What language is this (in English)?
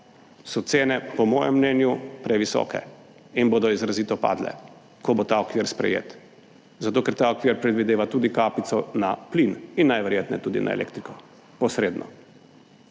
Slovenian